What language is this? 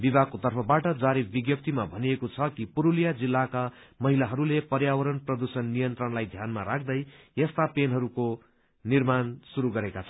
Nepali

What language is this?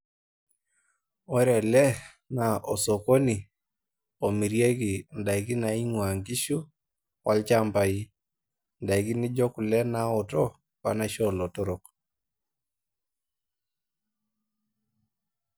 Masai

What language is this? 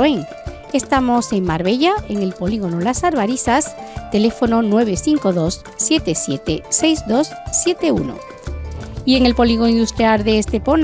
Spanish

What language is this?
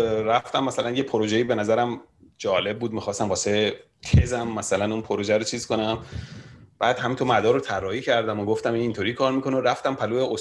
Persian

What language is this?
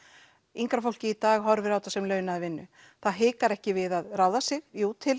Icelandic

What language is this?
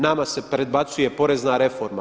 Croatian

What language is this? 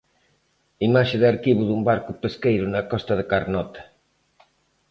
Galician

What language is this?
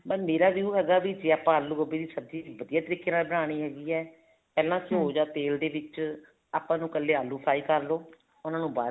Punjabi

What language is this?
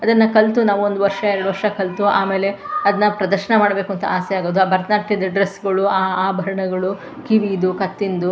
Kannada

